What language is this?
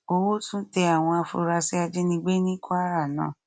Yoruba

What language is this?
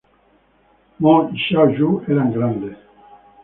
Spanish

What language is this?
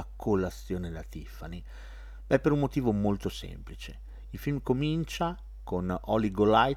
Italian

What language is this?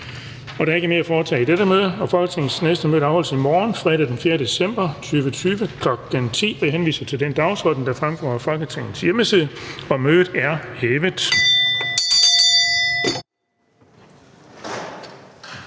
Danish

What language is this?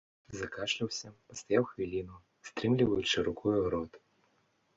Belarusian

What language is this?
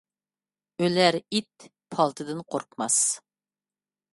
Uyghur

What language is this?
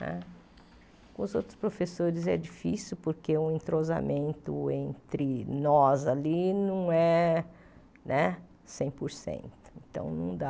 Portuguese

